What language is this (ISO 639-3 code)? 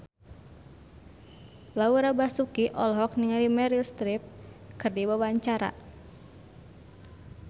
sun